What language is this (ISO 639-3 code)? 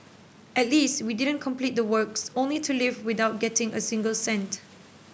eng